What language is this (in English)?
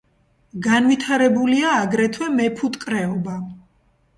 Georgian